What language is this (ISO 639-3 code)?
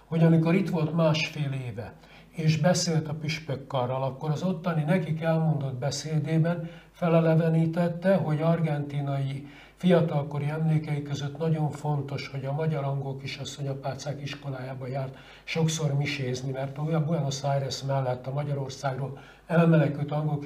hun